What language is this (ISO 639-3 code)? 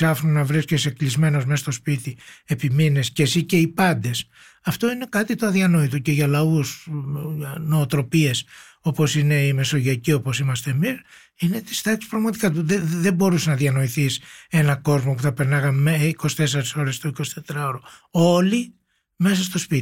ell